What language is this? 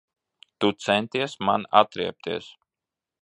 Latvian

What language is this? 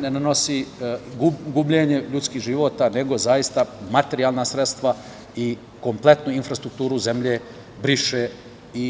Serbian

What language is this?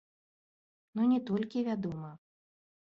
Belarusian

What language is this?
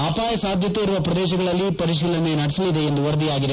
Kannada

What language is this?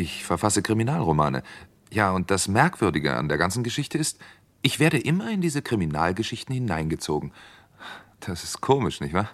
German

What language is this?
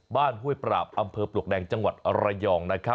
Thai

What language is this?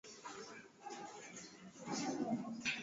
Swahili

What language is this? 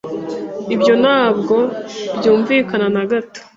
Kinyarwanda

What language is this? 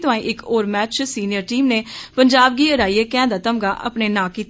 Dogri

